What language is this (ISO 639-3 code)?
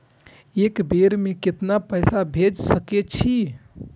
mai